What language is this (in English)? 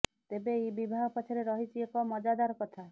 Odia